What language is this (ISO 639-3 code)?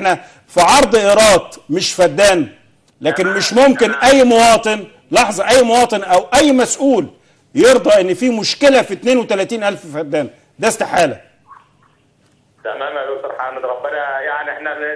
ara